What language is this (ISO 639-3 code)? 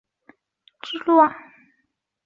zho